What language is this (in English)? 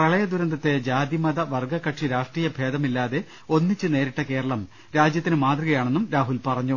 Malayalam